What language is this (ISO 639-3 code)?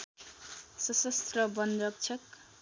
nep